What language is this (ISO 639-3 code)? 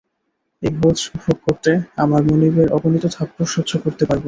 ben